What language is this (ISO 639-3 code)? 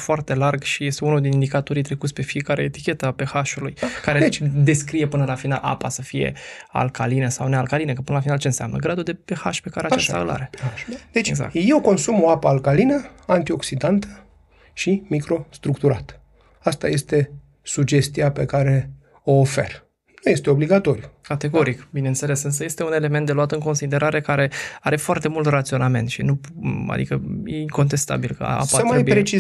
ron